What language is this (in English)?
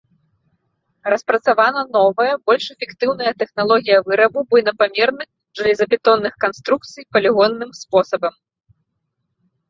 Belarusian